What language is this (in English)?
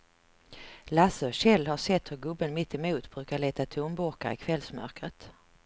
Swedish